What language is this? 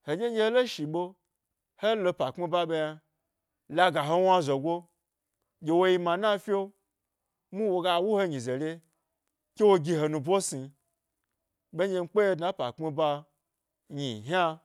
Gbari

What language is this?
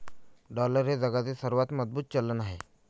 Marathi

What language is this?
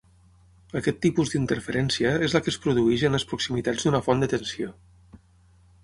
Catalan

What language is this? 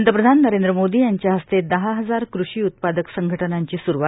Marathi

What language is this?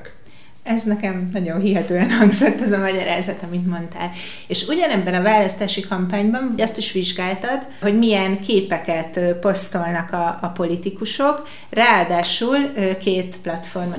Hungarian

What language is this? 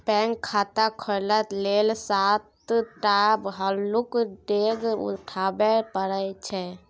Maithili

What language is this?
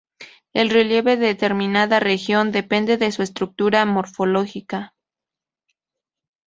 Spanish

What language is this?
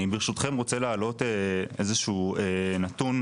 Hebrew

